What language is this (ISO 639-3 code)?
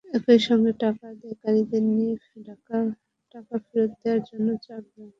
ben